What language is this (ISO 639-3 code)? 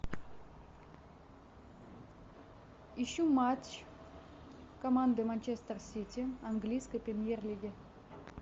rus